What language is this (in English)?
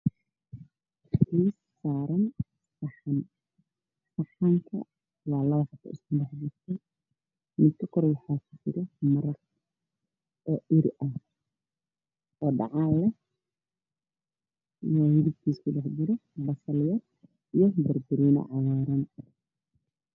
Somali